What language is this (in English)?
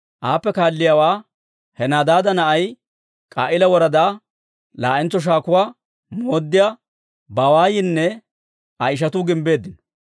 Dawro